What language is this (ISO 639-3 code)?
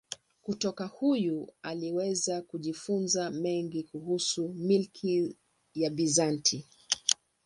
swa